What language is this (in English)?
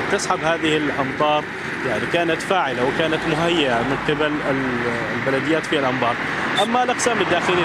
Arabic